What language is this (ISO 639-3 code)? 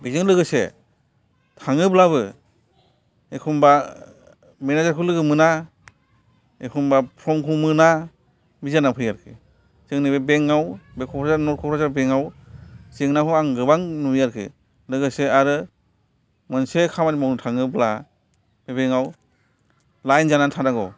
brx